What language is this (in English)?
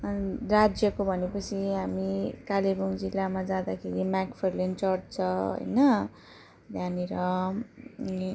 Nepali